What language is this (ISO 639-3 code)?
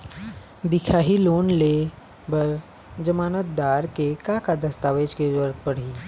hne